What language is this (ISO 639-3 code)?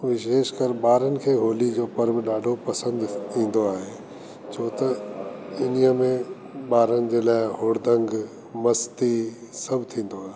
snd